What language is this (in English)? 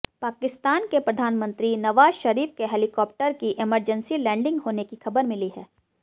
Hindi